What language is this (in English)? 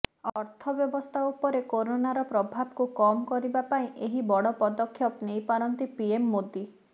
Odia